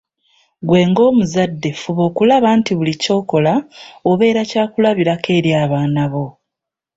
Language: Ganda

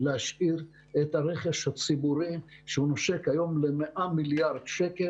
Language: Hebrew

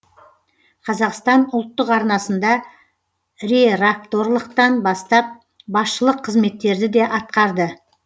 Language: Kazakh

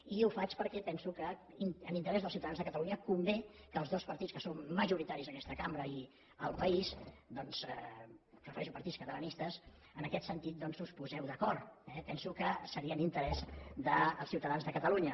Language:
Catalan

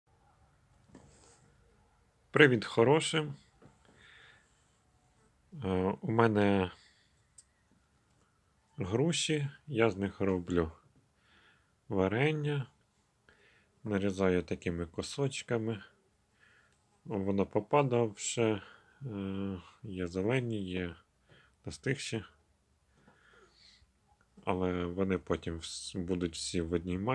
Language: Ukrainian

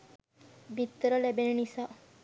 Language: Sinhala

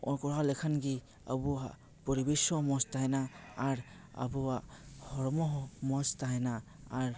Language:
Santali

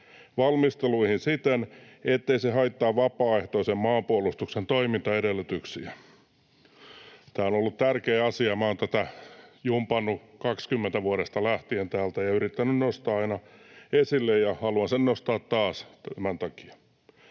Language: Finnish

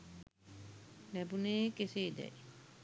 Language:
Sinhala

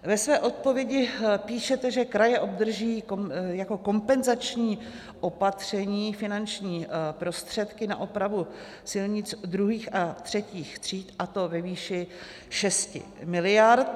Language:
Czech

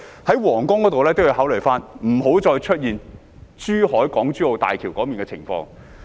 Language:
Cantonese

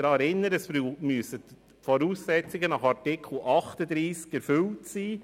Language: Swiss German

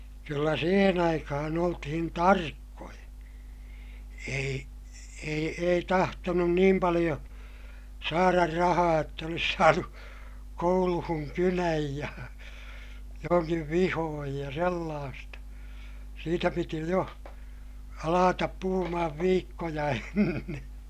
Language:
Finnish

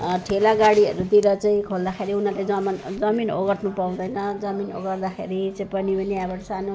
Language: Nepali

